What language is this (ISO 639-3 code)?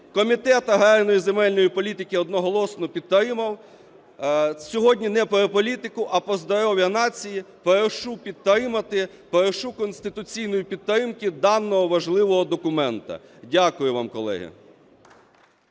ukr